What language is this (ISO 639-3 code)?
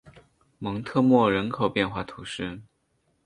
zho